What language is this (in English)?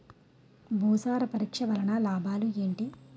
Telugu